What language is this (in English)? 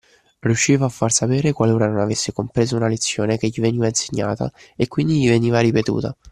Italian